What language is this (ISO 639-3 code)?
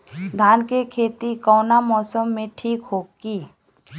bho